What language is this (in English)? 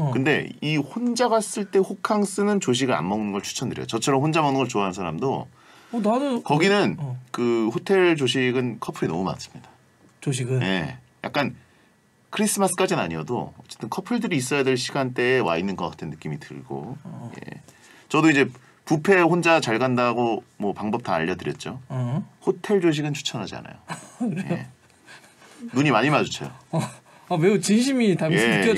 Korean